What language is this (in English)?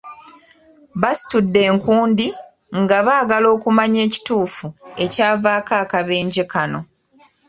Ganda